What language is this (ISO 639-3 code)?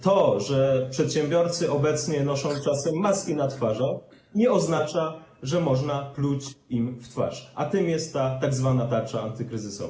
pol